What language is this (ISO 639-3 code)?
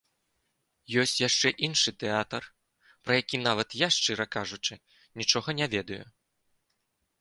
bel